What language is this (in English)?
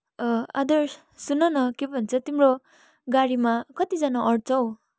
Nepali